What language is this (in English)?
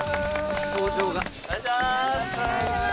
Japanese